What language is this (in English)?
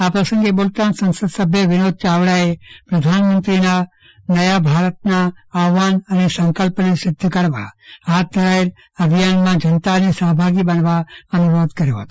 Gujarati